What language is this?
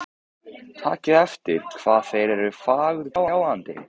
Icelandic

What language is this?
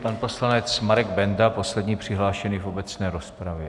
Czech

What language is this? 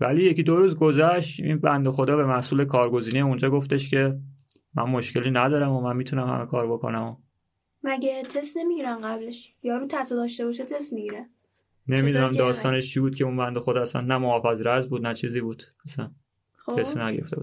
Persian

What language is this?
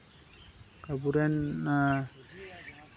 Santali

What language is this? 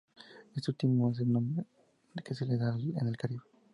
Spanish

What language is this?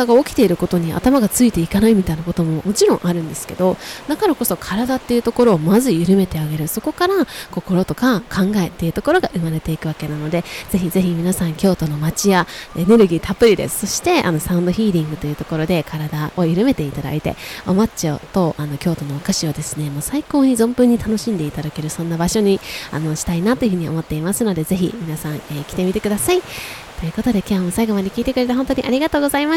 Japanese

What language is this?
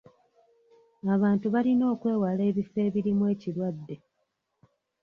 Ganda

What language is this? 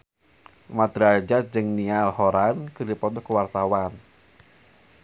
Sundanese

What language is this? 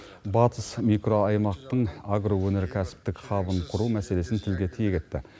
Kazakh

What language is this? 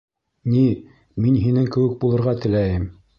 Bashkir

